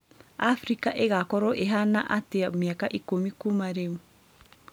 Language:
Kikuyu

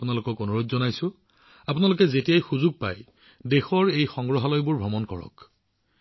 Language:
Assamese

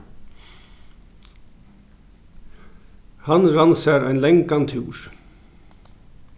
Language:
Faroese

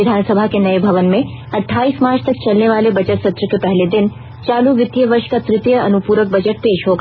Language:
Hindi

